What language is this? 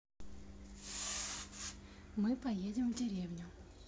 Russian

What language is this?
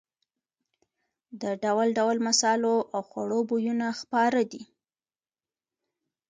Pashto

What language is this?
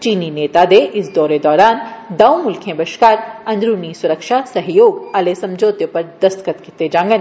Dogri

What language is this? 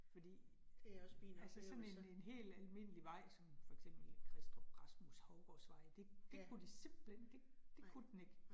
Danish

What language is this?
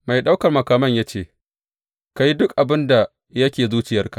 Hausa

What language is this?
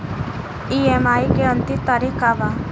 Bhojpuri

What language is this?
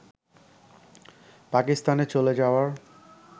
Bangla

